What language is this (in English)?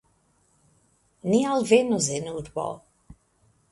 Esperanto